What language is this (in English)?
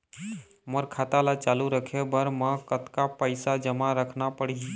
Chhattisgarhi